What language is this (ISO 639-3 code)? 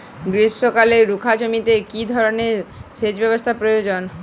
ben